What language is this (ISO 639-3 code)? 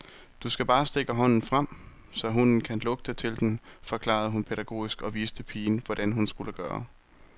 dan